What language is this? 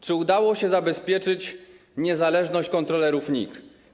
Polish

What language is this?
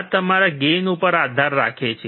Gujarati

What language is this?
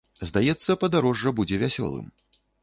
Belarusian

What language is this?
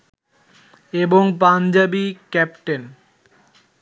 Bangla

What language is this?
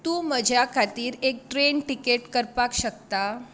Konkani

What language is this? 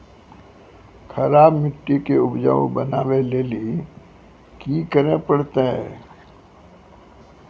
Maithili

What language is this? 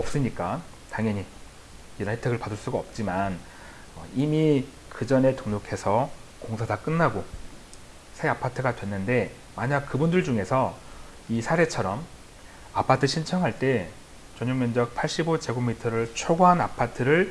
Korean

